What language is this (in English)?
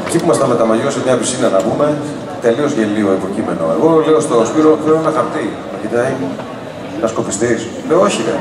Greek